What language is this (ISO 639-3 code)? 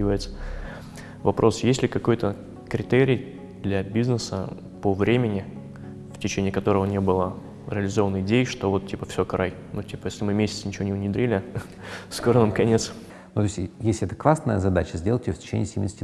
rus